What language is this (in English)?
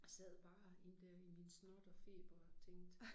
Danish